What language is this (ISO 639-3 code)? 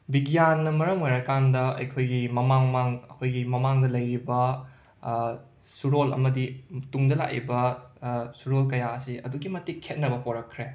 mni